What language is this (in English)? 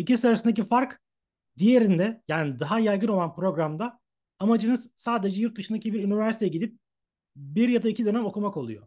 Turkish